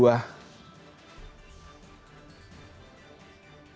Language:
Indonesian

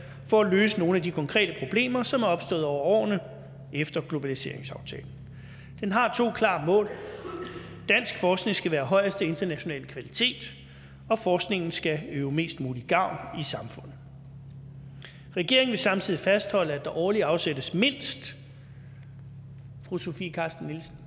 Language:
Danish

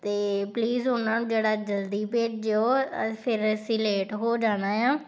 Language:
Punjabi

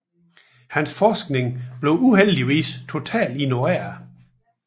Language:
Danish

